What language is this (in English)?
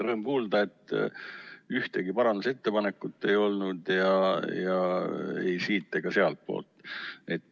Estonian